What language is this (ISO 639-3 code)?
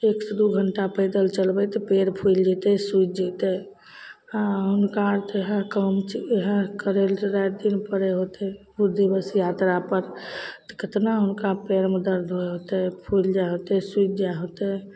mai